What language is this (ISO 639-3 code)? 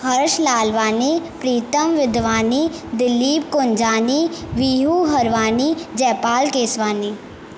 snd